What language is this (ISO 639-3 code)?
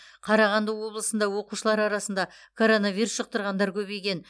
kaz